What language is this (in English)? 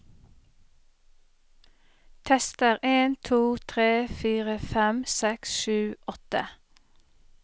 Norwegian